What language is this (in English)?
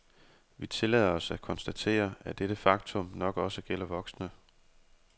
Danish